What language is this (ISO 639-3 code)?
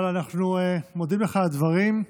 heb